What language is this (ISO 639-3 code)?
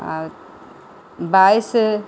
mai